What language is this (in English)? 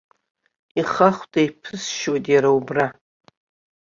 Abkhazian